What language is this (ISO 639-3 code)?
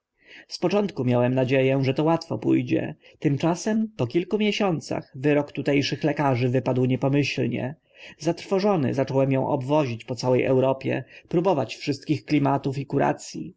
pol